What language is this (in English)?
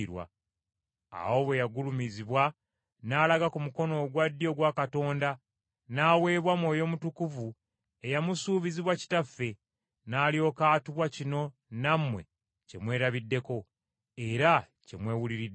Ganda